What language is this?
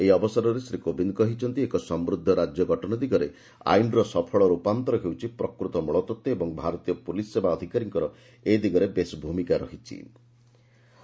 Odia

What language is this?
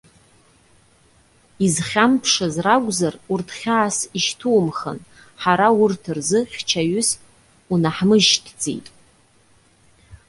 Abkhazian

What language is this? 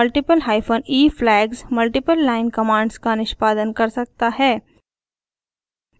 Hindi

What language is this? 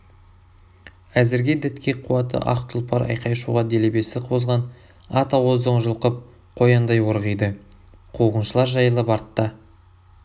Kazakh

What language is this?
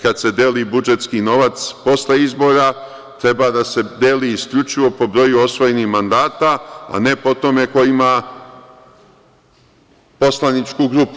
Serbian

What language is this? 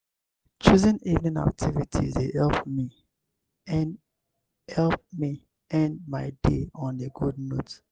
Nigerian Pidgin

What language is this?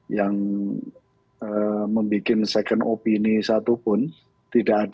Indonesian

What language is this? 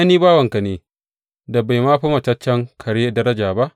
Hausa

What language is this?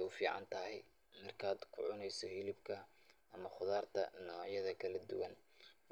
Somali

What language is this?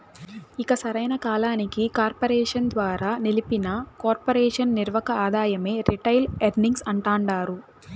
Telugu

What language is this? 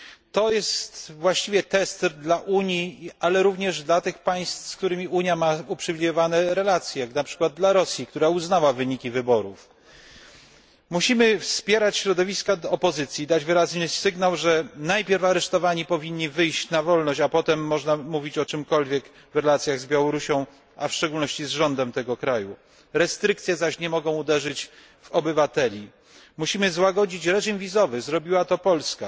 Polish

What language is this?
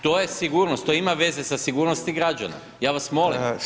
Croatian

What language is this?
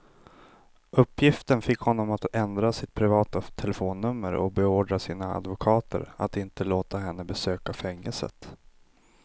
Swedish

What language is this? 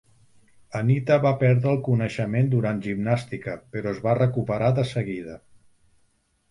Catalan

